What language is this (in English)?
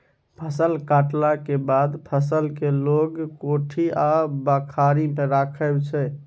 Maithili